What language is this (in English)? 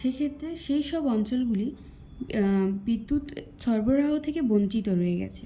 Bangla